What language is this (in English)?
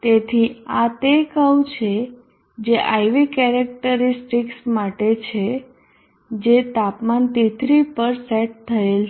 Gujarati